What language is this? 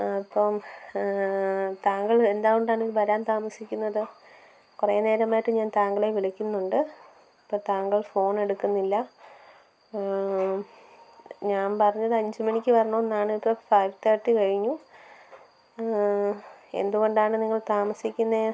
Malayalam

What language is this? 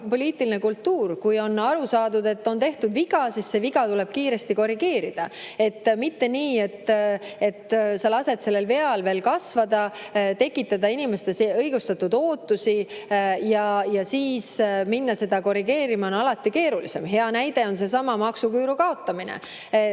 Estonian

